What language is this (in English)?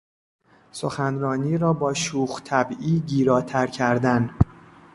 Persian